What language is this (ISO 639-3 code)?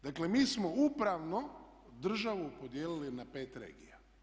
hrv